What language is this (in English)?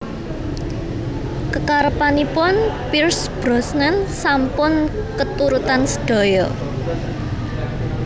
Javanese